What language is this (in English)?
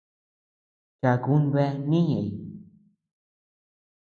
Tepeuxila Cuicatec